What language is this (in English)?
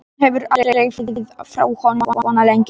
Icelandic